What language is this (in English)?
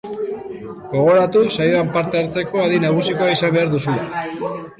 Basque